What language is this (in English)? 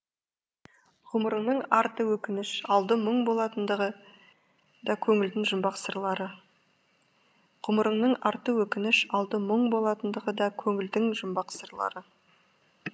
Kazakh